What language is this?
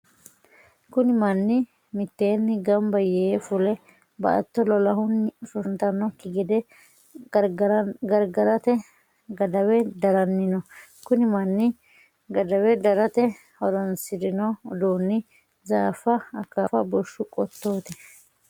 Sidamo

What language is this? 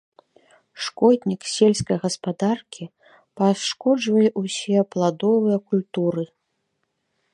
Belarusian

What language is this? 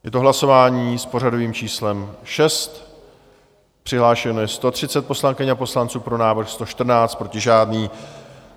Czech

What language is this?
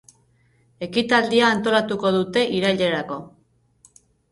Basque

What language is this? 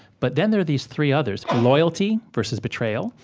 English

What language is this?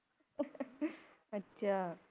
Punjabi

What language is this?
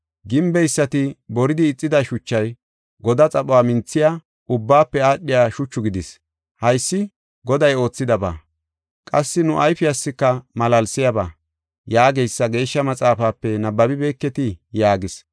Gofa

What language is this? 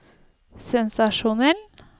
Norwegian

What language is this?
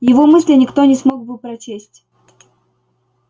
Russian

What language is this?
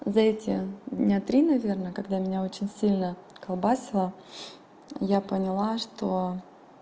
Russian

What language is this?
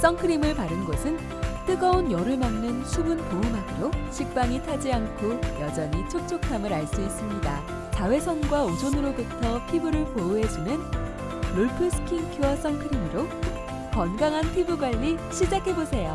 Korean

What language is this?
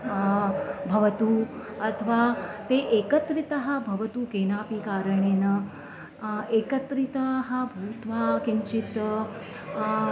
Sanskrit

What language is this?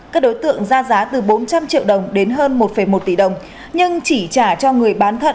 Vietnamese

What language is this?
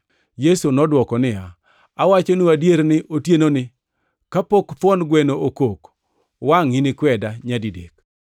Luo (Kenya and Tanzania)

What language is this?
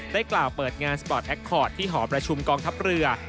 Thai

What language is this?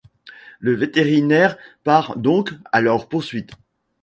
French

